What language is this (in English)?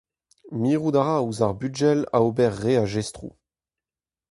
Breton